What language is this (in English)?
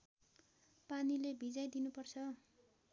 Nepali